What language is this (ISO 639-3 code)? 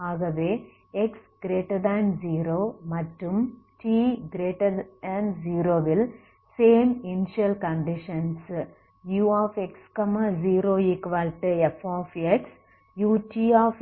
tam